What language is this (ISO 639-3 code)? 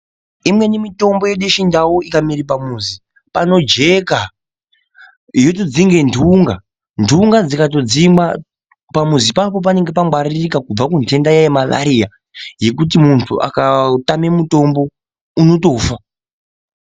ndc